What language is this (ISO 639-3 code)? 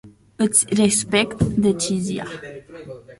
ron